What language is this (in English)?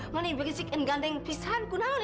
Indonesian